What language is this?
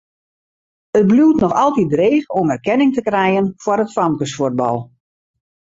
Western Frisian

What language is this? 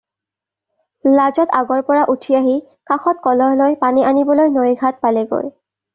Assamese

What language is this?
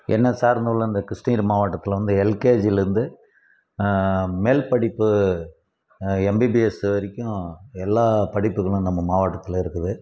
Tamil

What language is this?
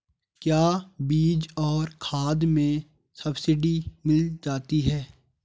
Hindi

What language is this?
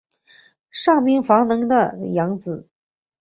Chinese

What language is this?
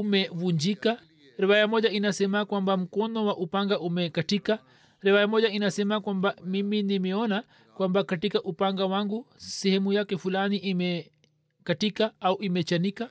Swahili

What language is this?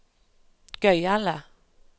Norwegian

